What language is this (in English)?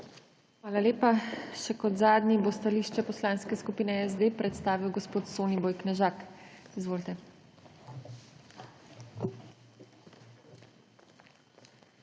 Slovenian